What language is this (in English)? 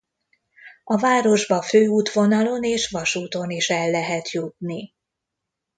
Hungarian